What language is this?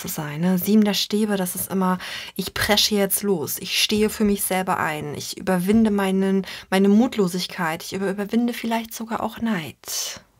German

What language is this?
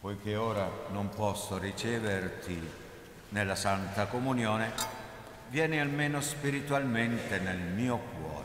Italian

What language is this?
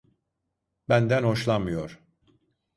Turkish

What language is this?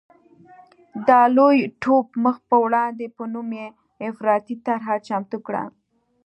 Pashto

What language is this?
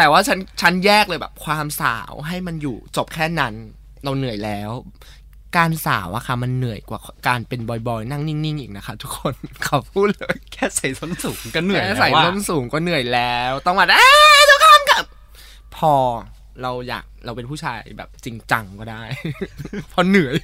Thai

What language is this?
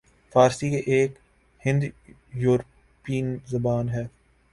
Urdu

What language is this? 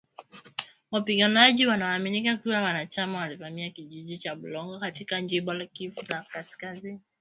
Swahili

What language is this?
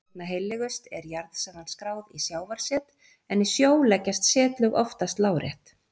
Icelandic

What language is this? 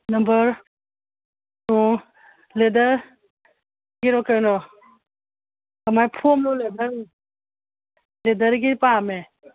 Manipuri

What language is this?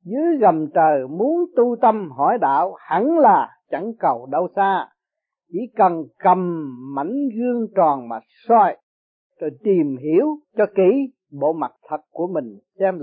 Vietnamese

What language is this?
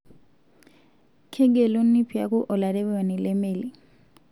Masai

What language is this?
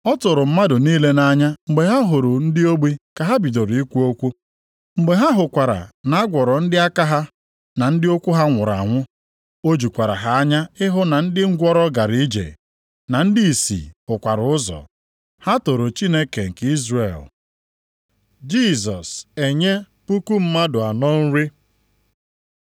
Igbo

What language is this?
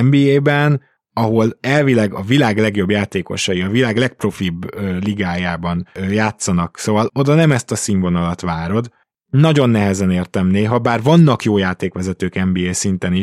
Hungarian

